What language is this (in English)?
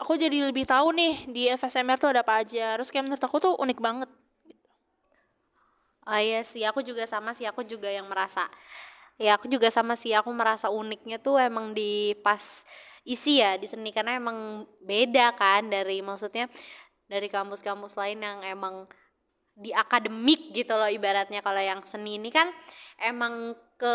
Indonesian